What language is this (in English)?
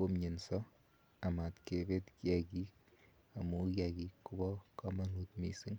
Kalenjin